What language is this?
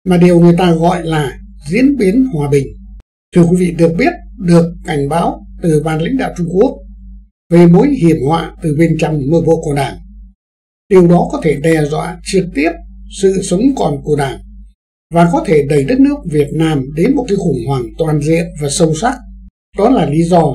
Vietnamese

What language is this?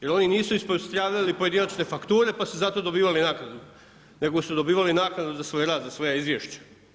Croatian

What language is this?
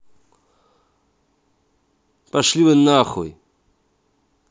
Russian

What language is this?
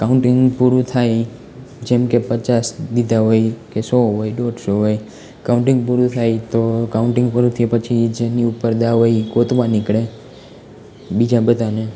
Gujarati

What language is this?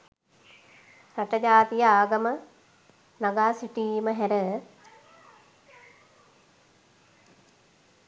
Sinhala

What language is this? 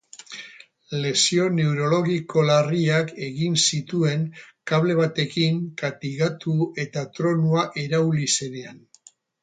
Basque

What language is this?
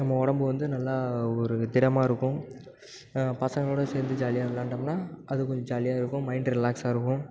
Tamil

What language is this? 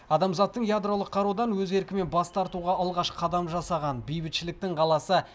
Kazakh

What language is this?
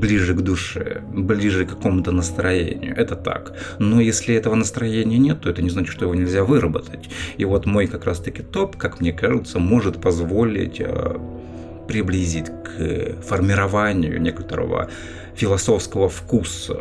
Russian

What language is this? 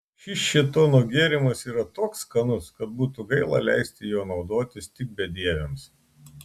Lithuanian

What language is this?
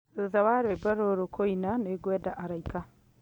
Kikuyu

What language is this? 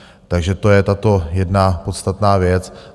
Czech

